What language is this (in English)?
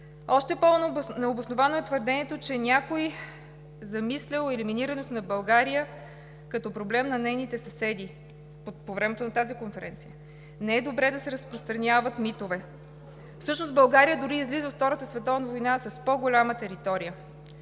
Bulgarian